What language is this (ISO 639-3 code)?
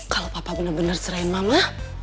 ind